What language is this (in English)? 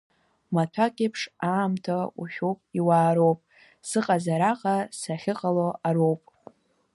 Abkhazian